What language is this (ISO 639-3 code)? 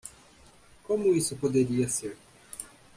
por